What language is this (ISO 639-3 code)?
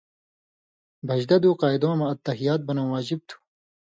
mvy